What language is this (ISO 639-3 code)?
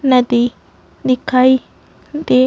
hin